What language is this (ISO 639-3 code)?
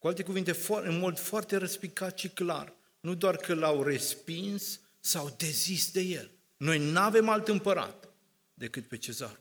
ron